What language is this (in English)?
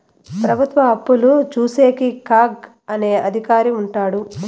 Telugu